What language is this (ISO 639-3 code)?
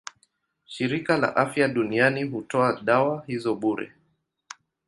swa